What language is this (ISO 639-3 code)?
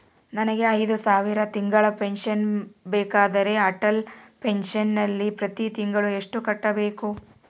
kan